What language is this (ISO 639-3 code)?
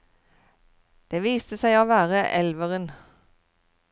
nor